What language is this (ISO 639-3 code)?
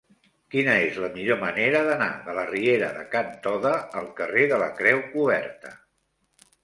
cat